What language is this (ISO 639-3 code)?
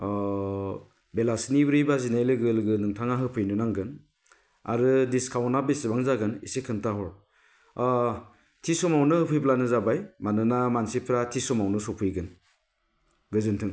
brx